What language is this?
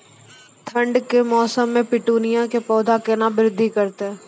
Maithili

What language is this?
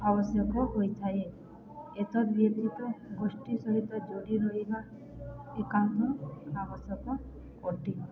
Odia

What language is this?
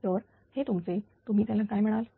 Marathi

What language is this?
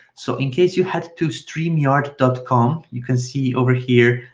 English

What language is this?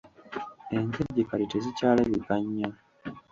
Ganda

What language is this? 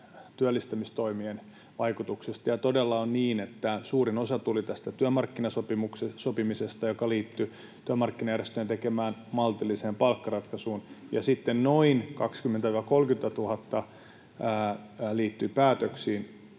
Finnish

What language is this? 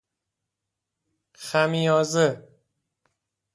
Persian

